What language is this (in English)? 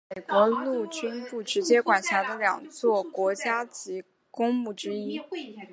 Chinese